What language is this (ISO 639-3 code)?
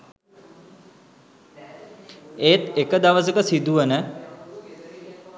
sin